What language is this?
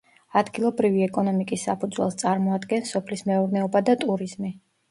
Georgian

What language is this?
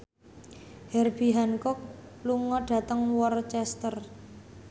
Javanese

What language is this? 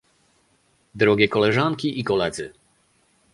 Polish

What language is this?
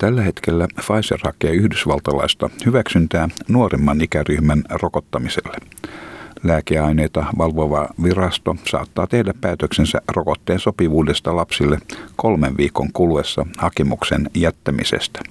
Finnish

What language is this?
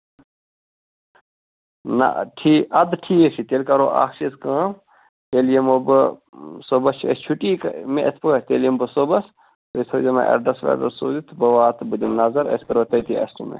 Kashmiri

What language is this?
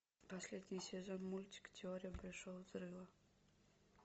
Russian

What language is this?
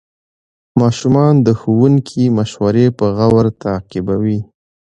Pashto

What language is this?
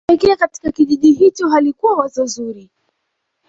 Swahili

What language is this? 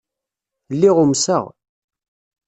Kabyle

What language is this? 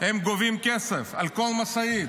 Hebrew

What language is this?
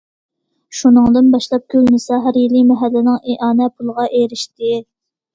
Uyghur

